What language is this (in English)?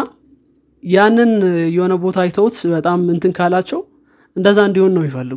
Amharic